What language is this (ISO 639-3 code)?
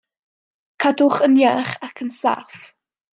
cym